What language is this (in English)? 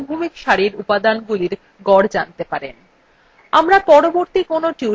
Bangla